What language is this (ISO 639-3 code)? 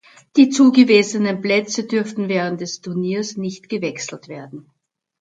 deu